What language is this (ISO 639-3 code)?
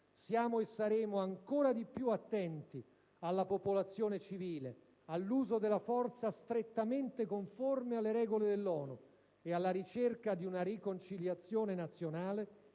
ita